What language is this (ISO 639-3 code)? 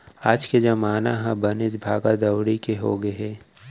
hne